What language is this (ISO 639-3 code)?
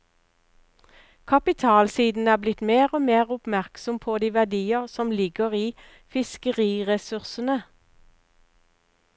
nor